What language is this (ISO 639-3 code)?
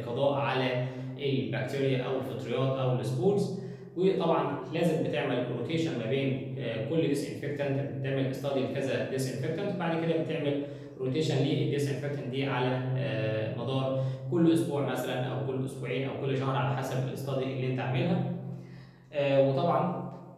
ara